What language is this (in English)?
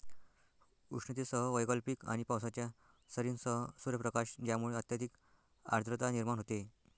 Marathi